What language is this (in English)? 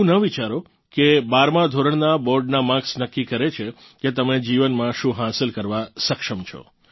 Gujarati